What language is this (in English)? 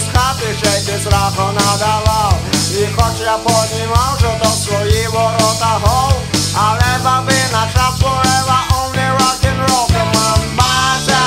Ukrainian